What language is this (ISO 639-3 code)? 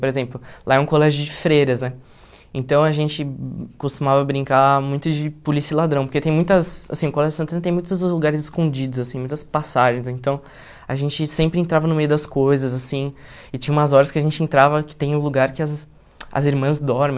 por